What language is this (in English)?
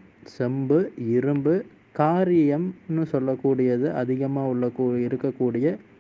Tamil